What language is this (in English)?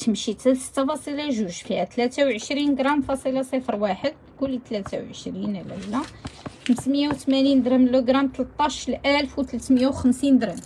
Arabic